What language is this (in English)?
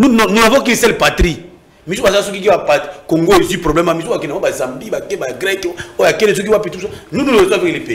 French